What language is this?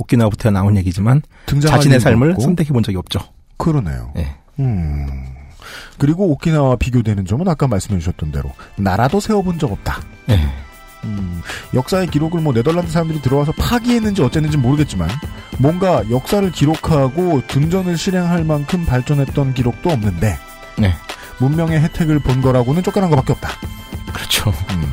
Korean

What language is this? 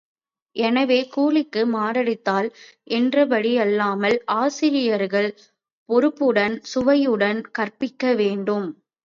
Tamil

